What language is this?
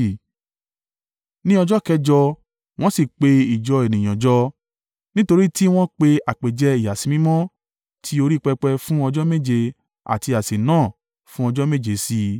Yoruba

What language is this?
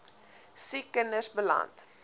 Afrikaans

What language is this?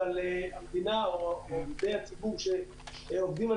Hebrew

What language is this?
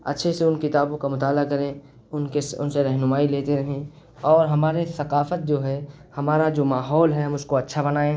Urdu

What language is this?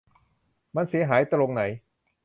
Thai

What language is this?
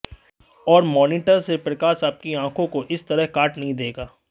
Hindi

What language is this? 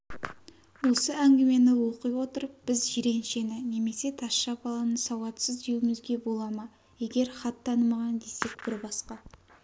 Kazakh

